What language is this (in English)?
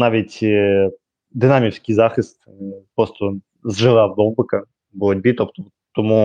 Ukrainian